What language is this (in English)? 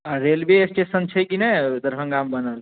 Maithili